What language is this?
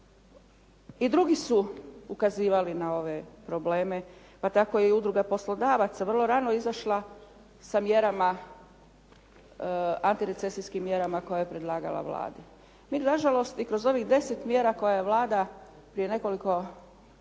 Croatian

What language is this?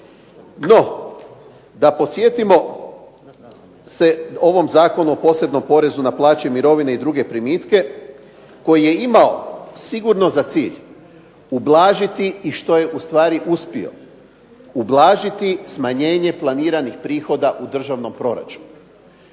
Croatian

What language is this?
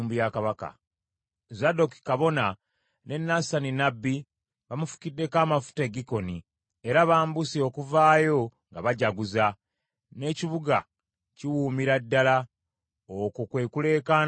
Ganda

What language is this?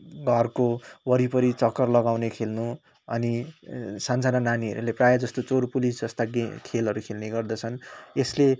Nepali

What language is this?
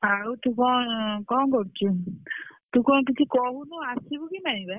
Odia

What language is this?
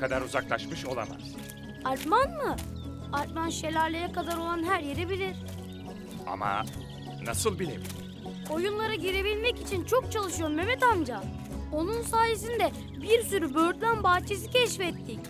Turkish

